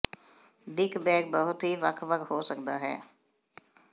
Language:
Punjabi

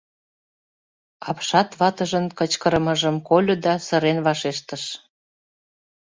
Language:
Mari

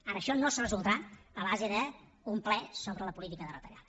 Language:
Catalan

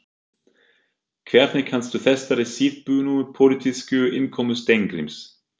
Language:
Icelandic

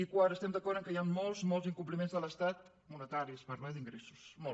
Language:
Catalan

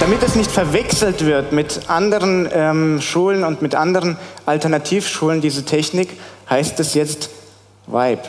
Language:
German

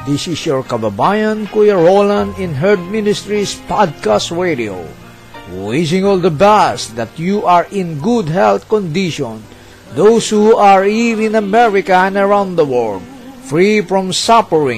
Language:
Filipino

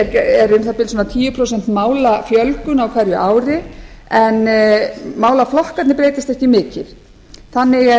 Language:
Icelandic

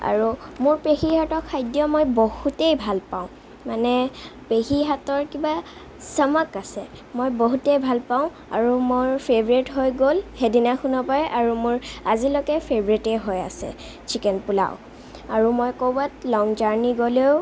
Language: Assamese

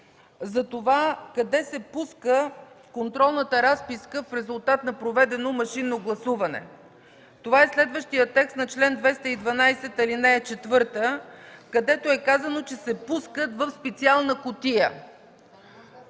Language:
Bulgarian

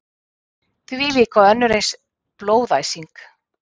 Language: Icelandic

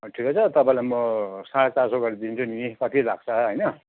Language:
Nepali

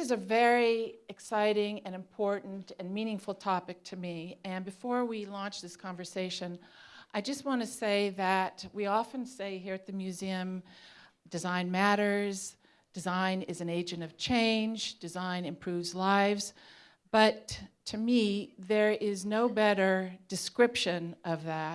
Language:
English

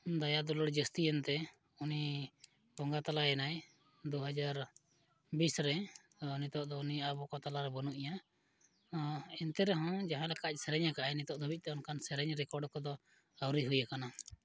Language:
Santali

